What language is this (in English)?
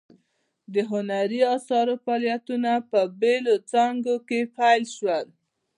Pashto